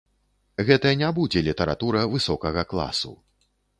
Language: Belarusian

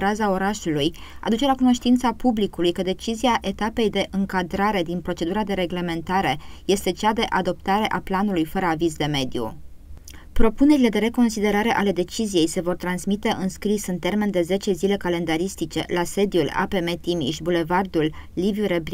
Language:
Romanian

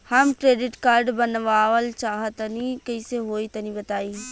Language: Bhojpuri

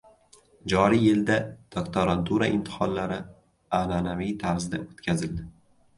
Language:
Uzbek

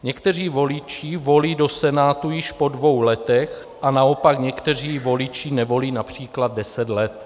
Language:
Czech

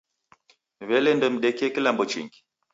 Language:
Taita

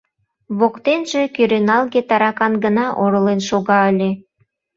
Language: Mari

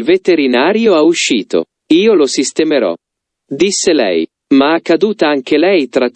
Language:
Italian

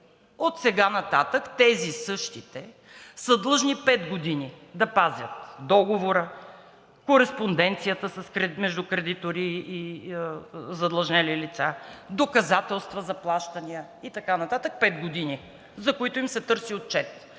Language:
Bulgarian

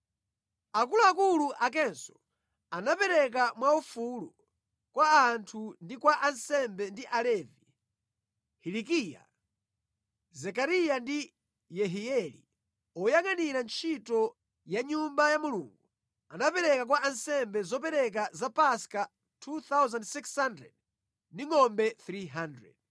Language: Nyanja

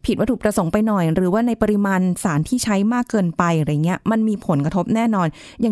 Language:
Thai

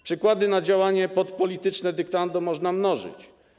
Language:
Polish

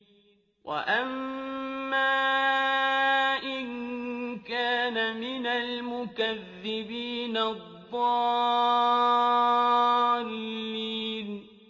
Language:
Arabic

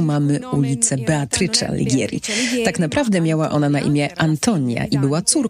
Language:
Polish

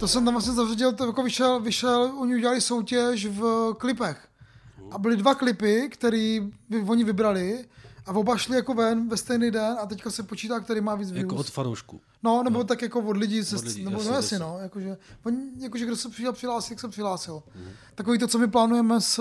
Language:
Czech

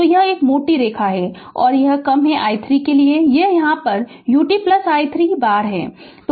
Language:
Hindi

